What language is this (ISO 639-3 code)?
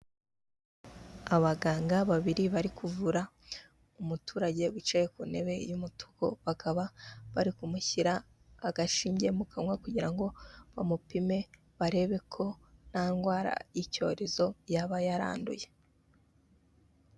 kin